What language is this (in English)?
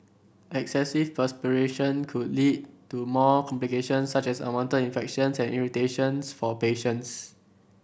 English